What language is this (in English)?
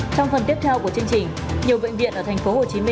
Vietnamese